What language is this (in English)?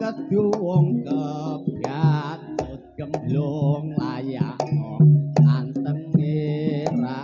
Indonesian